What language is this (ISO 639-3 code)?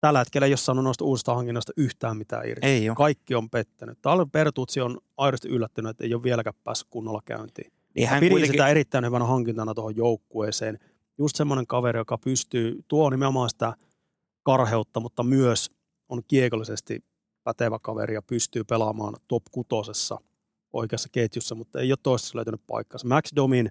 fin